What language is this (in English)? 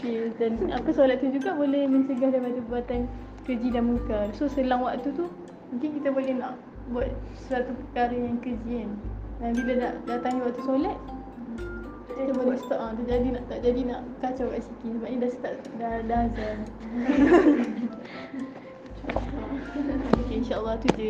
Malay